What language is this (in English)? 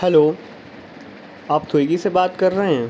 Urdu